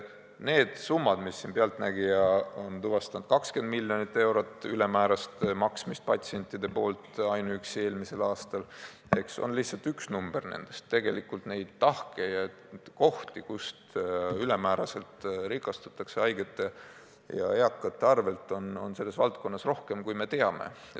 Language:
Estonian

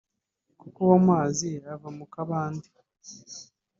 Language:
Kinyarwanda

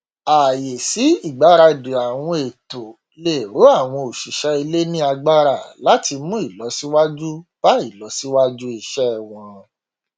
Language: Yoruba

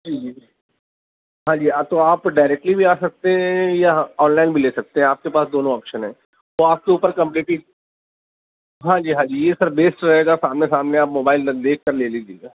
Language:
Urdu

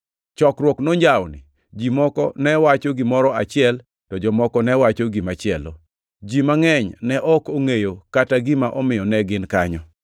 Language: Luo (Kenya and Tanzania)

